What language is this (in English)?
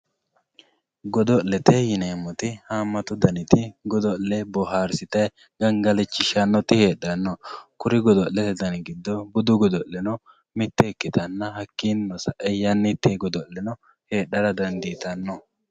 Sidamo